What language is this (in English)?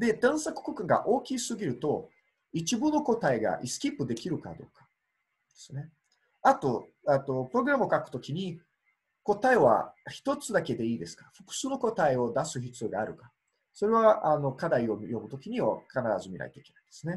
Japanese